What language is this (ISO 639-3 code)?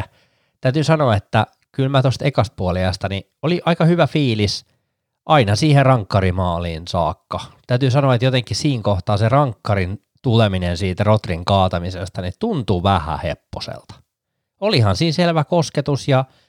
fin